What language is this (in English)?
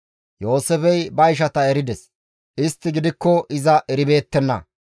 Gamo